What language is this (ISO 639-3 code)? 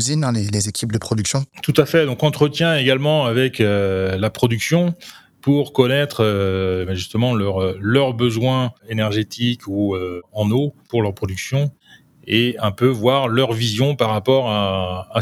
fra